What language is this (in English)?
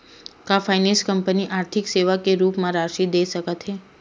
Chhattisgarhi